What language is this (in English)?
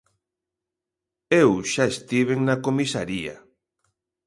Galician